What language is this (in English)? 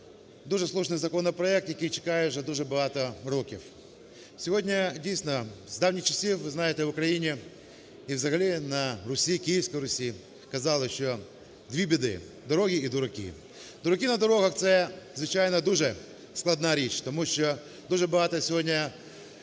Ukrainian